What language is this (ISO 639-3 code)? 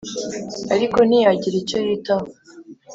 kin